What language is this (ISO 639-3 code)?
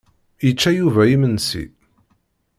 kab